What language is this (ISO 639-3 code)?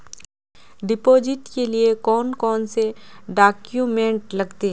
mag